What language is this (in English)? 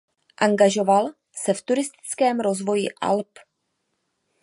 Czech